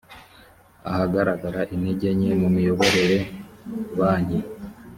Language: Kinyarwanda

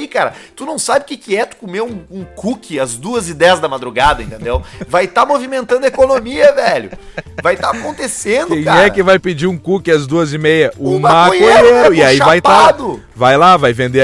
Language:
Portuguese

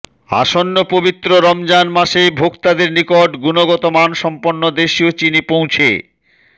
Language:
Bangla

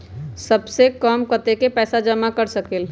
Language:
Magahi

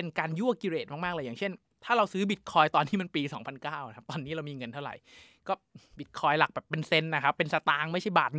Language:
Thai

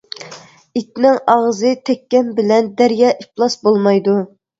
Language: Uyghur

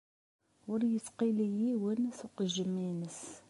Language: Kabyle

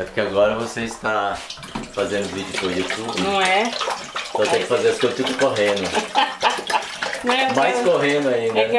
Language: Portuguese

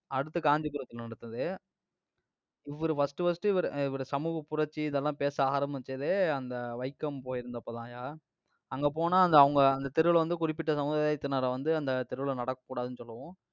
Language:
Tamil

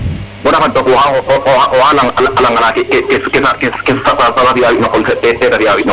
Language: Serer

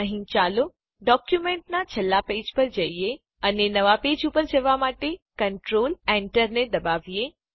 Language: Gujarati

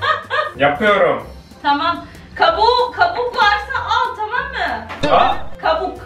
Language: Turkish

